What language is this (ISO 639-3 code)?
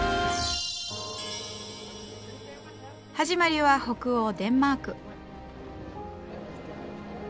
jpn